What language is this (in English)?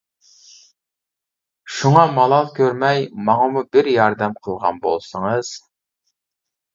Uyghur